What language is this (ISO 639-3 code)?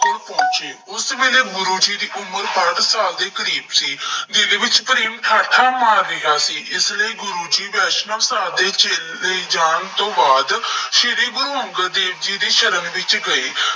pan